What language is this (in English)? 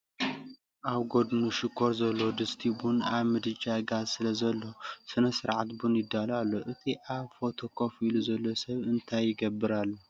Tigrinya